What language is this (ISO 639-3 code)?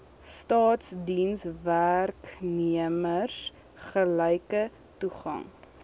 afr